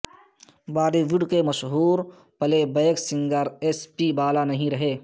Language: Urdu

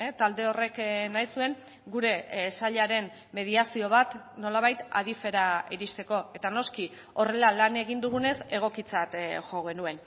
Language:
Basque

